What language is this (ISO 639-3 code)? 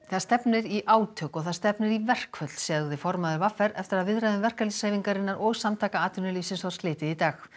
isl